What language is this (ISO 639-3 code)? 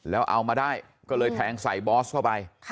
tha